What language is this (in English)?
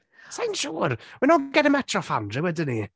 Welsh